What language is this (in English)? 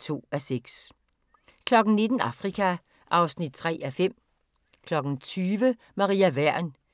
Danish